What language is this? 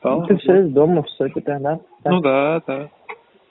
Russian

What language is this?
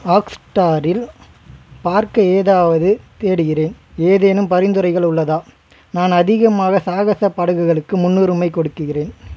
Tamil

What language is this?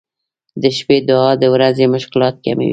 Pashto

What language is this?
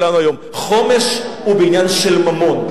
Hebrew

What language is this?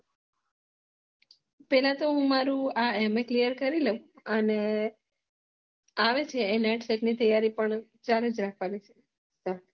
Gujarati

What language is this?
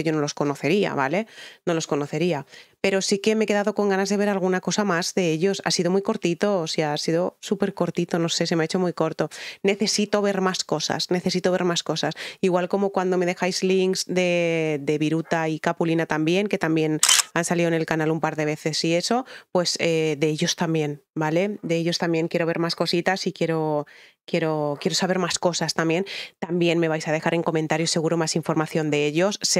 Spanish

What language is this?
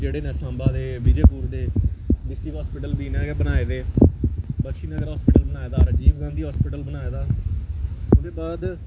Dogri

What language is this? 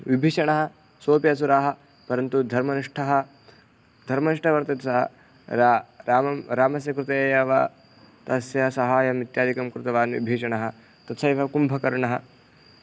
Sanskrit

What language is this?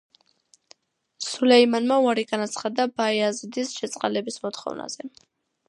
Georgian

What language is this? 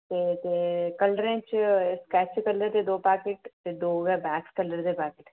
Dogri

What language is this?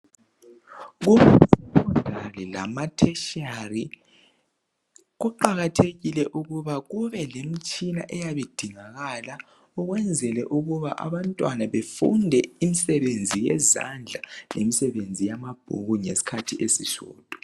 North Ndebele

